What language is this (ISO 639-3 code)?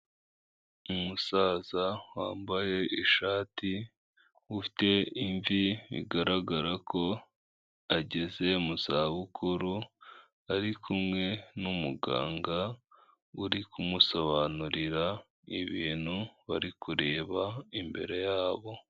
kin